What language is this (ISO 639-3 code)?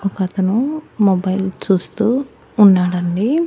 tel